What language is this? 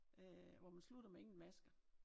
Danish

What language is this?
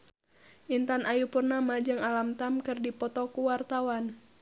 Sundanese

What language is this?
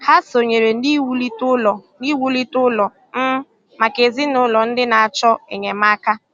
Igbo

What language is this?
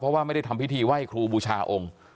Thai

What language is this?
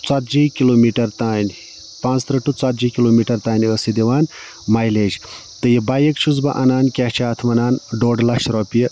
Kashmiri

